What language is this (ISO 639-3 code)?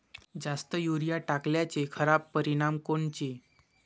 mar